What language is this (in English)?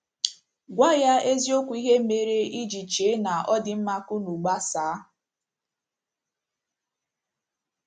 Igbo